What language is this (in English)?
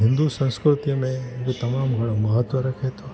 Sindhi